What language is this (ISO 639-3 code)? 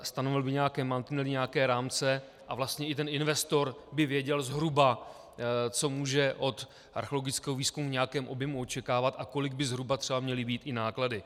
ces